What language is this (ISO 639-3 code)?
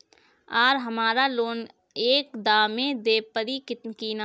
bho